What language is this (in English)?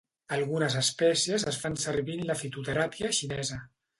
Catalan